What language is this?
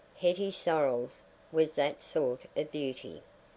English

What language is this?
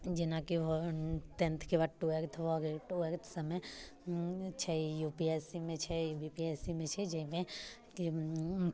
Maithili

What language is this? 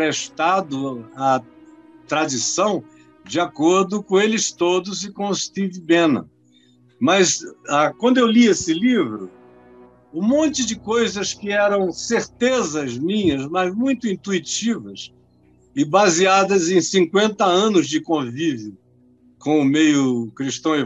Portuguese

